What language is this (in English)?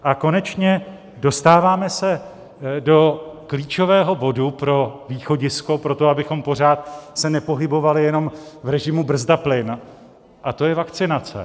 Czech